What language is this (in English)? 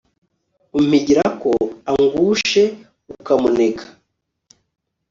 Kinyarwanda